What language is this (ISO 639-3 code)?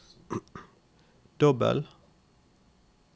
nor